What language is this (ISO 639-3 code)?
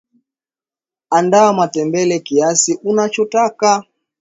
swa